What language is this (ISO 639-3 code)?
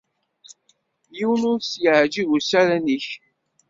kab